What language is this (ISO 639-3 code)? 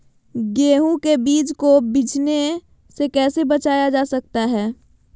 mag